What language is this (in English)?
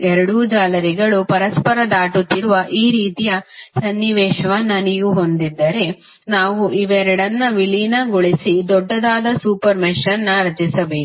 Kannada